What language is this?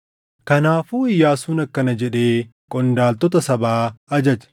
Oromo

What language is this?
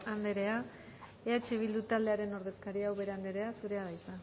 Basque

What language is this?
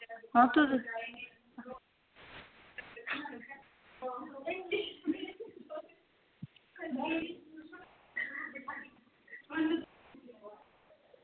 Dogri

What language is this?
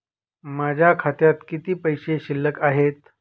Marathi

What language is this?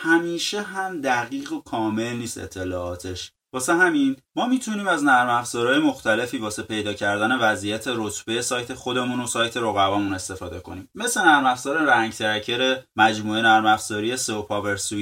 Persian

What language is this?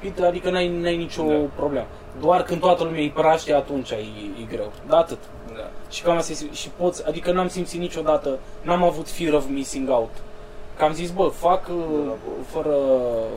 Romanian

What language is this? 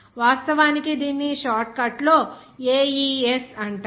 Telugu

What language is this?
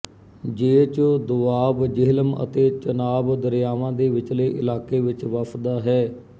Punjabi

